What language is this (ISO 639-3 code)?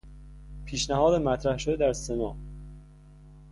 fas